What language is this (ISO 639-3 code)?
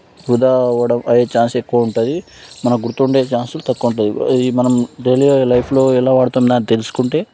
tel